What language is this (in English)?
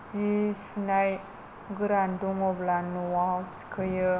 Bodo